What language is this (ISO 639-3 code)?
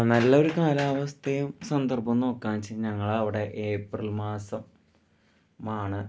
mal